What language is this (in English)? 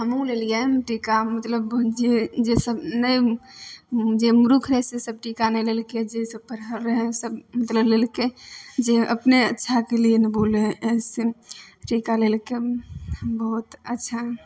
Maithili